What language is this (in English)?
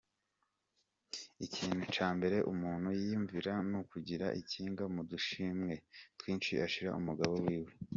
Kinyarwanda